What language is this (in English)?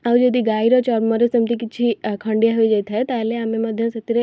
Odia